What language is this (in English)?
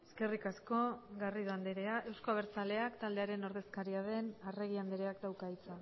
Basque